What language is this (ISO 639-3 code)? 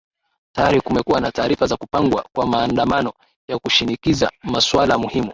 swa